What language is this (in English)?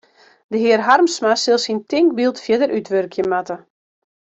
Western Frisian